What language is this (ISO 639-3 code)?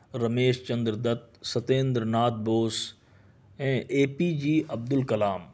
urd